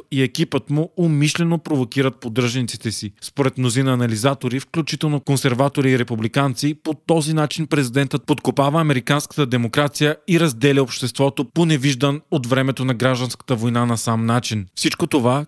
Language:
Bulgarian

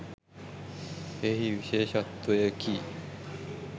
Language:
Sinhala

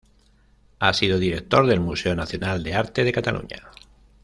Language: Spanish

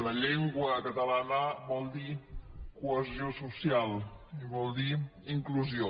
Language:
Catalan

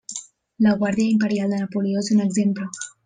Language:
Catalan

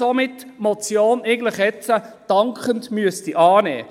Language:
Swiss German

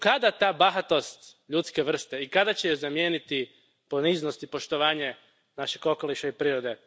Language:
Croatian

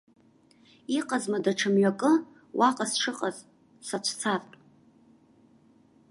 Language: Abkhazian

